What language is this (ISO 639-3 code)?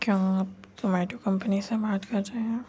urd